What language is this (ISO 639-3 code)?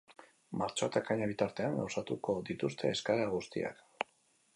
eus